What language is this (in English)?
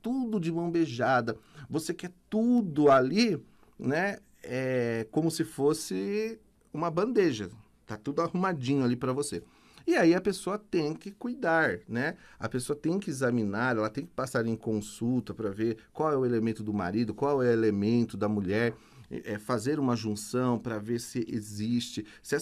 Portuguese